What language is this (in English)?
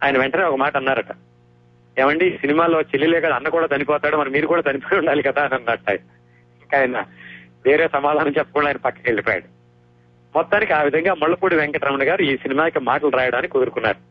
Telugu